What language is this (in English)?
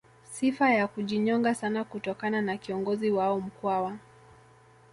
Swahili